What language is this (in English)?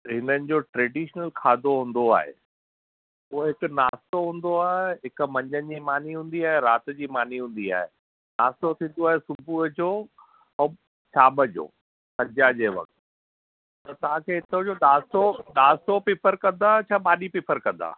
Sindhi